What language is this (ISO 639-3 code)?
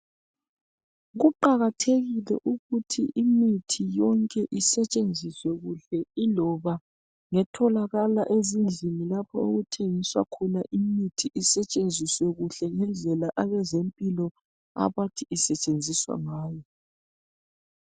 nde